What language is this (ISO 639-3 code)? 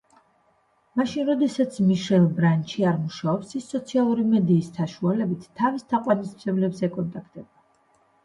kat